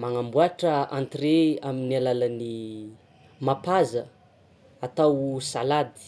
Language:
Tsimihety Malagasy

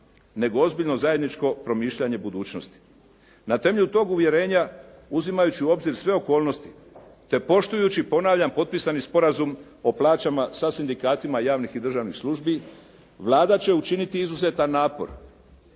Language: Croatian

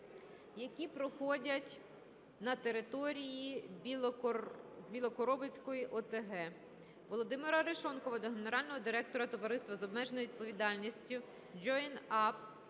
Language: Ukrainian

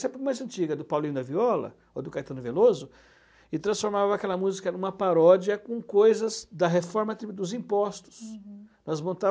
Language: Portuguese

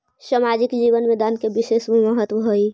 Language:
Magahi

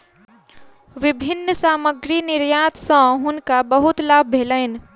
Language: Maithili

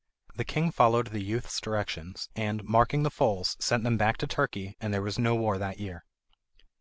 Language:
English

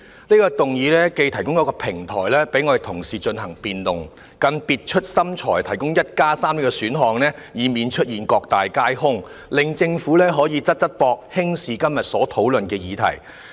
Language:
Cantonese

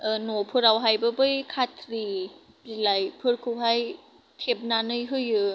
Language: Bodo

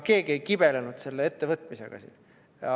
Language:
Estonian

